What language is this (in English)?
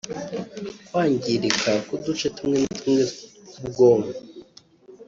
Kinyarwanda